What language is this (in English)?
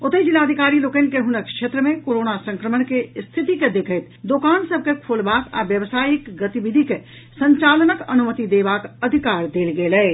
Maithili